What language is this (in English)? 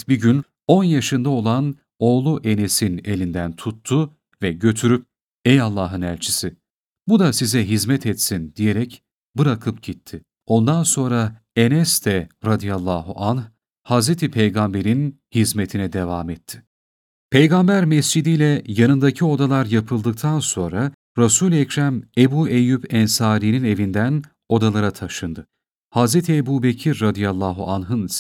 Turkish